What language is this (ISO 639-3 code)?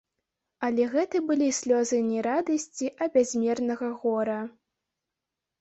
bel